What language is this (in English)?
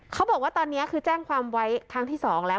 Thai